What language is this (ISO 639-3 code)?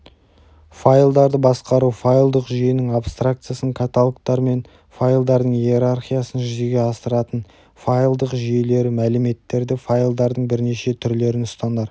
kaz